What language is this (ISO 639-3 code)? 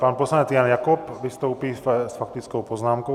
ces